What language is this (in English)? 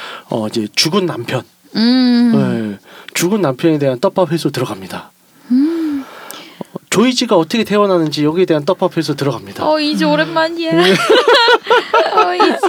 Korean